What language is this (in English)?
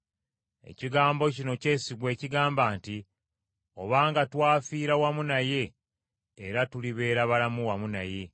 Ganda